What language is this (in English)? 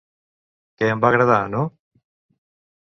Catalan